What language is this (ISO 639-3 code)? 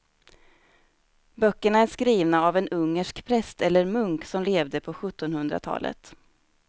swe